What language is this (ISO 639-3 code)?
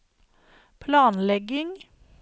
nor